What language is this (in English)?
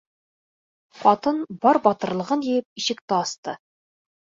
Bashkir